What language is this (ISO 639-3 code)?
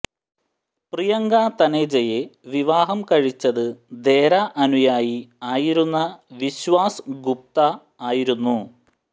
mal